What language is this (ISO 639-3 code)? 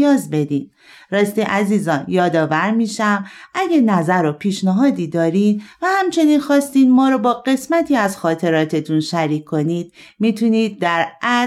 fas